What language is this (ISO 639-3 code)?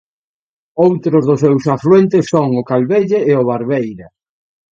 glg